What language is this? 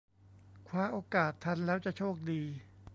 Thai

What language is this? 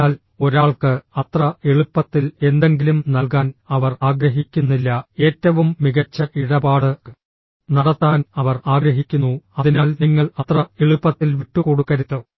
Malayalam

